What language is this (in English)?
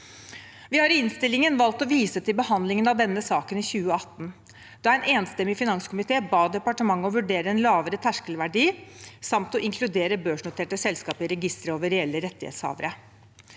Norwegian